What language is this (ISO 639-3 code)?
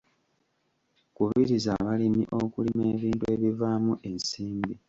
lug